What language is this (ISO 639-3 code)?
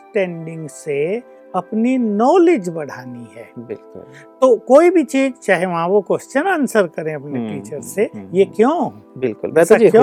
hin